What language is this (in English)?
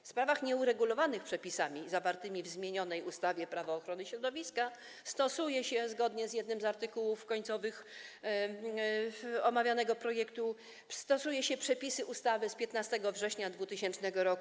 Polish